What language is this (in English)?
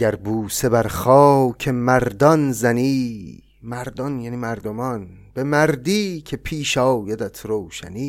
Persian